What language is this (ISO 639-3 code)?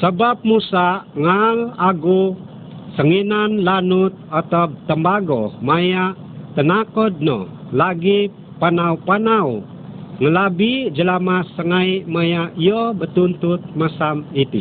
msa